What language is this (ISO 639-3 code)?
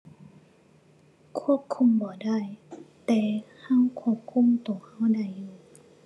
tha